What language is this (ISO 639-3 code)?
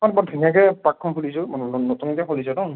asm